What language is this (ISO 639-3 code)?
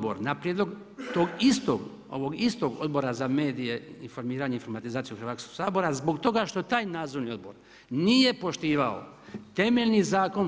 hrv